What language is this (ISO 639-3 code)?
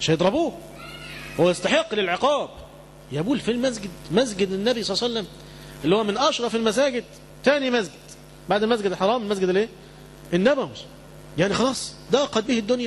ara